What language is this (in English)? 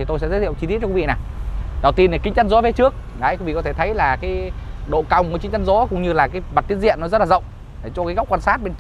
Vietnamese